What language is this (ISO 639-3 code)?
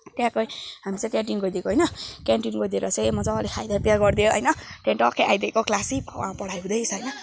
nep